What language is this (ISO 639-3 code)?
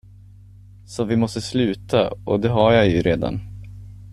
swe